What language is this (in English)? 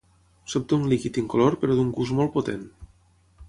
Catalan